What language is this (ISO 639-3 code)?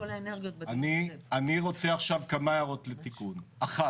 heb